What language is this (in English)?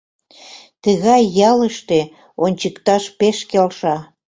Mari